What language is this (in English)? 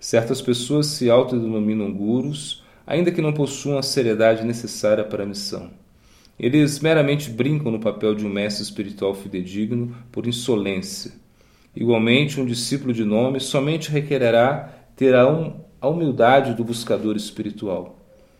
Portuguese